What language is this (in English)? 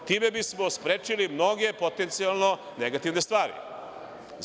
Serbian